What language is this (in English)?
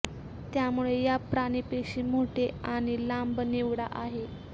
Marathi